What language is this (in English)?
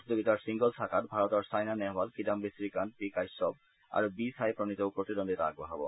Assamese